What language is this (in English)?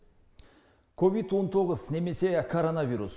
Kazakh